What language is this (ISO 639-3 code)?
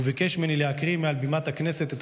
heb